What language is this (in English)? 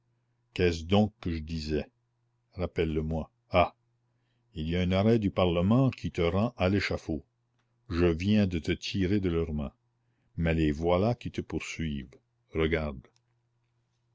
French